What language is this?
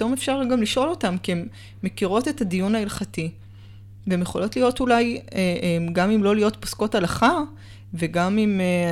Hebrew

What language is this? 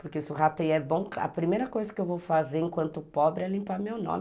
Portuguese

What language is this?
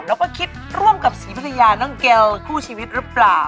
Thai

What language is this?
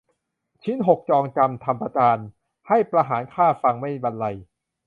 Thai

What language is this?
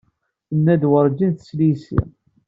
Kabyle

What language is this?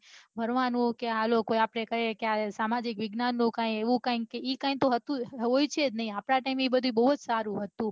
Gujarati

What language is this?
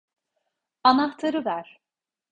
Turkish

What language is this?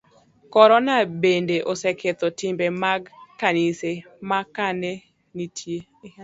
Luo (Kenya and Tanzania)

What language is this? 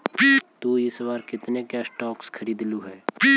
Magahi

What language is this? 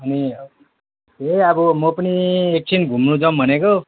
Nepali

